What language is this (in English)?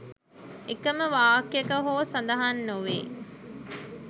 Sinhala